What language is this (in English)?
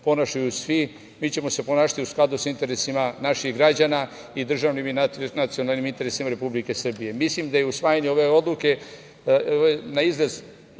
Serbian